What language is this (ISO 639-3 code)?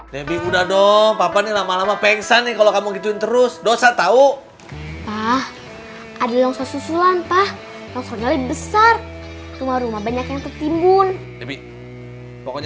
ind